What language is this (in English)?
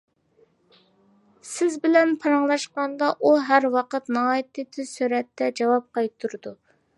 Uyghur